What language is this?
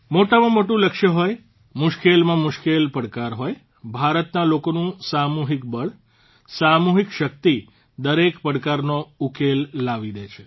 Gujarati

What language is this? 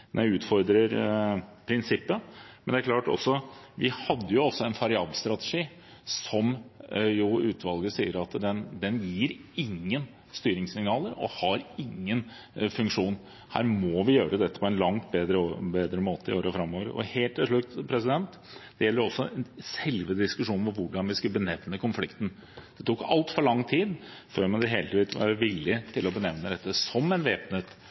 Norwegian Bokmål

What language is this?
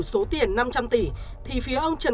Vietnamese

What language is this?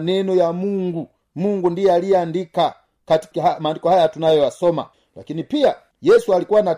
Swahili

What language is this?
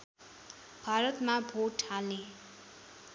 Nepali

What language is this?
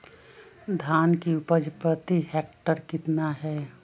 Magahi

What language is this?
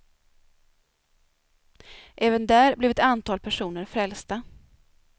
Swedish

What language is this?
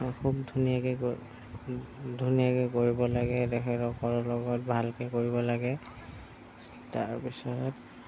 Assamese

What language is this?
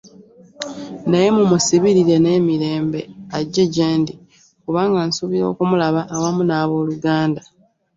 Ganda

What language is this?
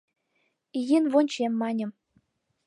Mari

